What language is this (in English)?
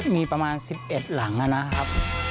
Thai